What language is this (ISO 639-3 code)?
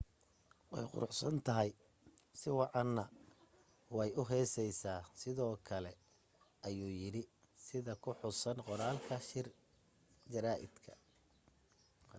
som